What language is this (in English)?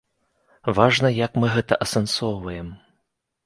Belarusian